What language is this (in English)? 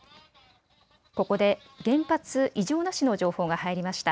Japanese